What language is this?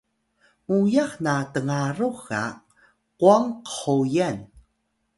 Atayal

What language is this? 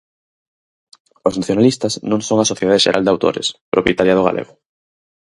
Galician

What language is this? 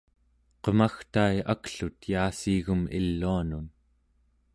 Central Yupik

